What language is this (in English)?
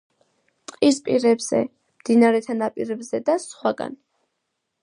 Georgian